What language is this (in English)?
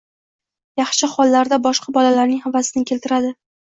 Uzbek